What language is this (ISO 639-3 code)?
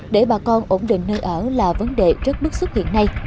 vie